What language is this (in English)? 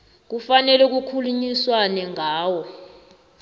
South Ndebele